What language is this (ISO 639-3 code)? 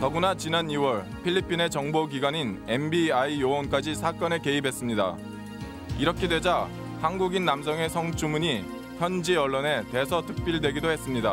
kor